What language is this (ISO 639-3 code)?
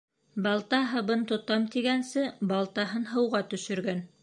bak